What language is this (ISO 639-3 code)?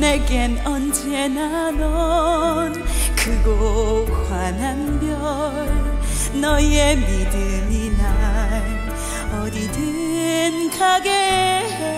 kor